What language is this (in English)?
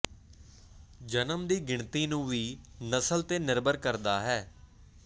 Punjabi